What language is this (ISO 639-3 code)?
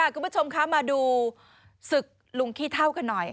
tha